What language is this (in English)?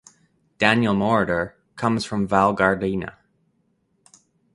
English